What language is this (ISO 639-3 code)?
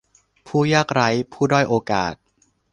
tha